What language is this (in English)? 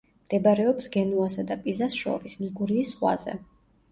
Georgian